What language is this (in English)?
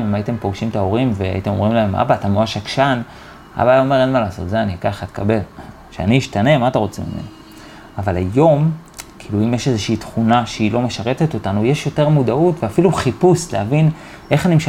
Hebrew